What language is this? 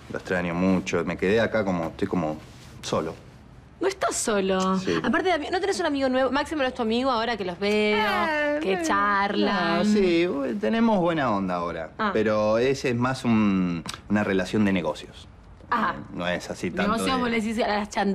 Spanish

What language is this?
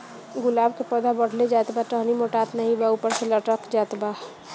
Bhojpuri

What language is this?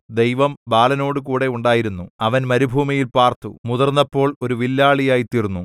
Malayalam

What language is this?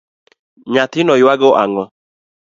Luo (Kenya and Tanzania)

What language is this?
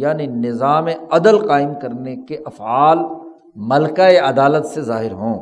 Urdu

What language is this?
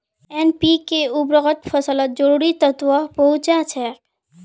Magahi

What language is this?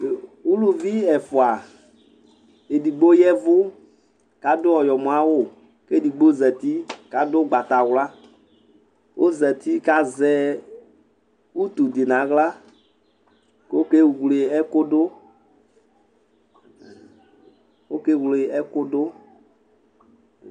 Ikposo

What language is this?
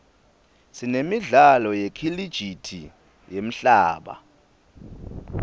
Swati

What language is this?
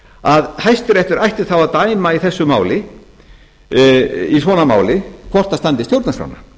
Icelandic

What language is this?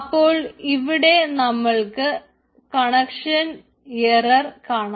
Malayalam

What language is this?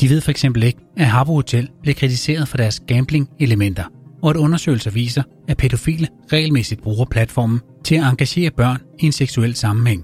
Danish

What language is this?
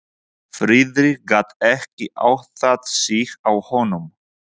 Icelandic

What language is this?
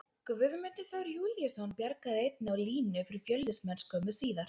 Icelandic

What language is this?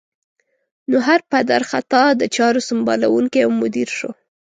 Pashto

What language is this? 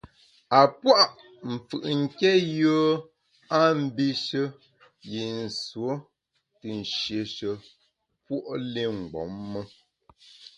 Bamun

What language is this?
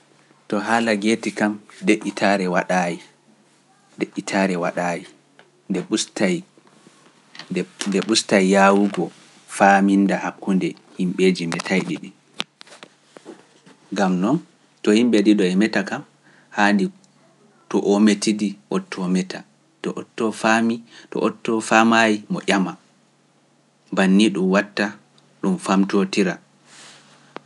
Pular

